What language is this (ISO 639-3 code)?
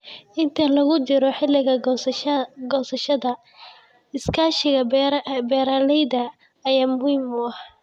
som